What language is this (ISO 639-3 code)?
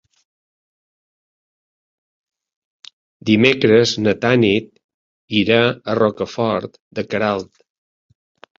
cat